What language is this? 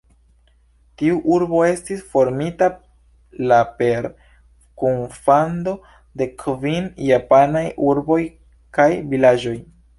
Esperanto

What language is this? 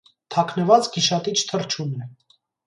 Armenian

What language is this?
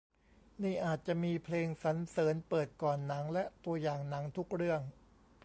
Thai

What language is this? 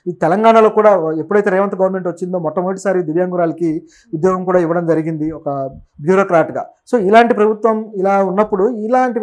Telugu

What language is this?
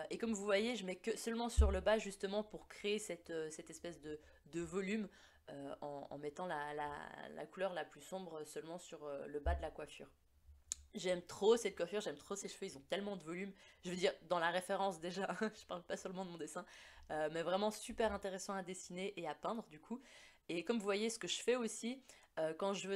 French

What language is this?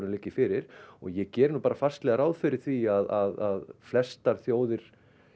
Icelandic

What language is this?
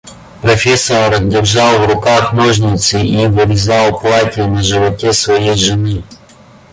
Russian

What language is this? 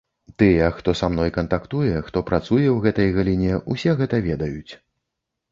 Belarusian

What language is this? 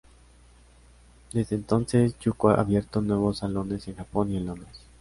Spanish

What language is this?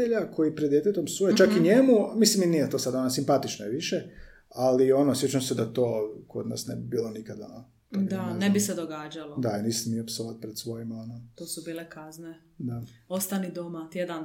Croatian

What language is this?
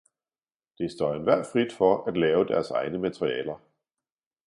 Danish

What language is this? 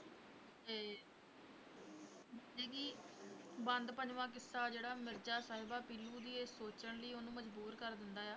Punjabi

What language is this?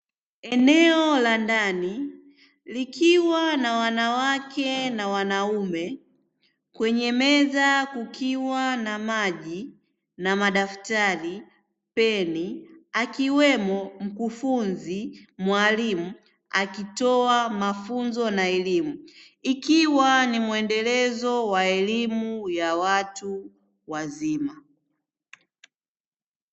Swahili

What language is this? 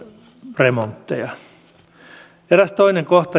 Finnish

